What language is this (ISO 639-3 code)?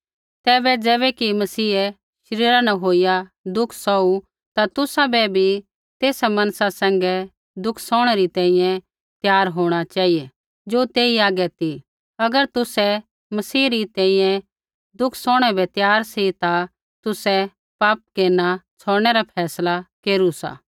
kfx